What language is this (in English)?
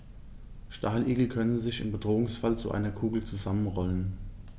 German